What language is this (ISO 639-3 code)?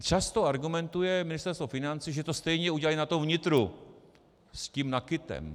ces